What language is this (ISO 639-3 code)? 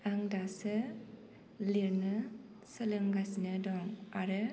brx